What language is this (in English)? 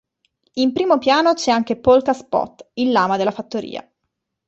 Italian